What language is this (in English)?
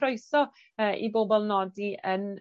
Welsh